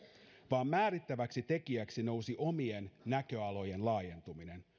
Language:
Finnish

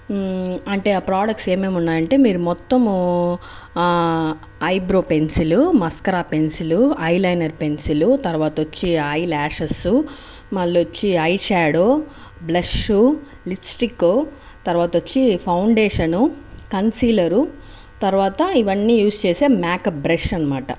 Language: Telugu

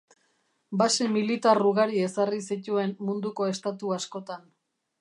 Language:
Basque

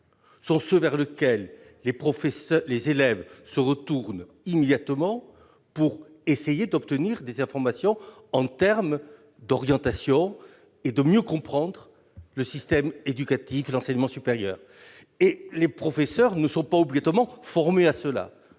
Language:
French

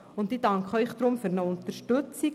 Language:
Swiss German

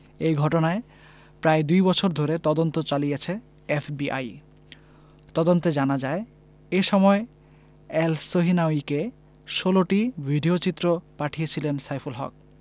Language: Bangla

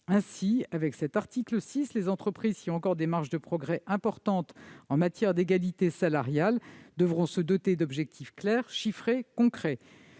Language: French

